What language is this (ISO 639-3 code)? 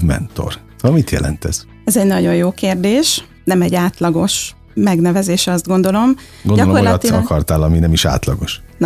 hun